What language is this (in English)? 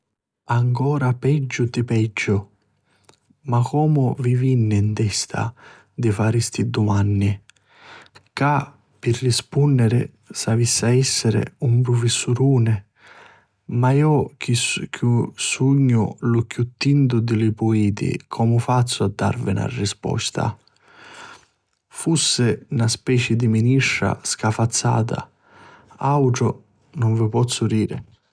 Sicilian